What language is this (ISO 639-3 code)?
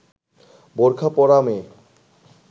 ben